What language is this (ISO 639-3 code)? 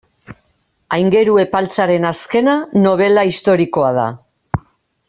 eus